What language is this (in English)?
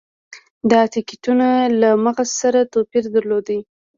Pashto